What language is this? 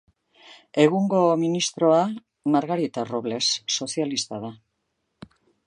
Basque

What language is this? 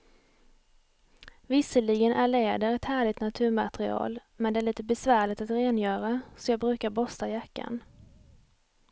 Swedish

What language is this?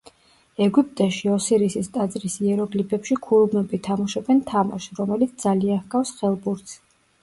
Georgian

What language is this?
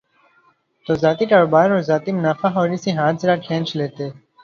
Urdu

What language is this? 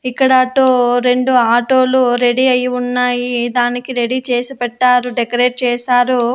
Telugu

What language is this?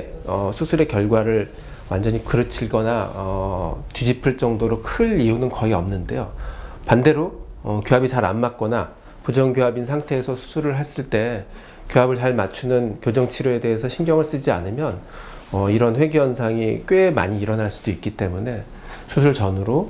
Korean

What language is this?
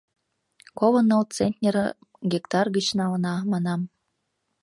Mari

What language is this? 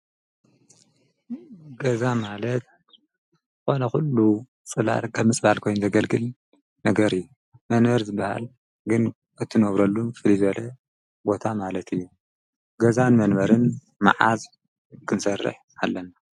Tigrinya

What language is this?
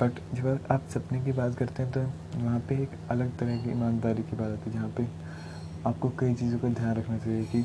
Hindi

